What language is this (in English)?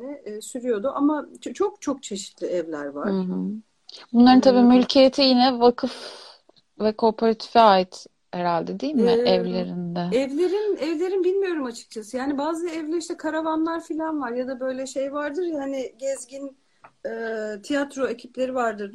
Turkish